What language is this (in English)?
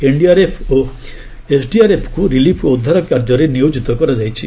Odia